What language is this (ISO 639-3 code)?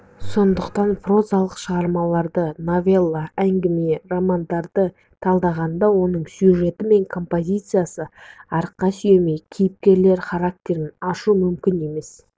kaz